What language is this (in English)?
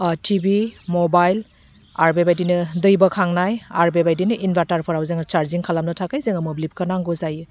Bodo